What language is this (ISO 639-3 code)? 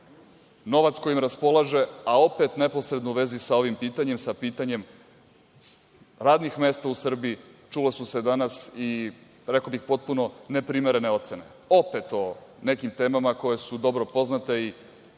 srp